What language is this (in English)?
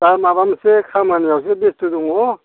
Bodo